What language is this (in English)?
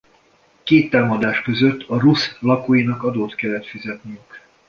Hungarian